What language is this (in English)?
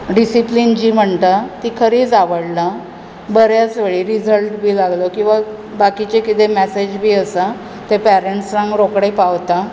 Konkani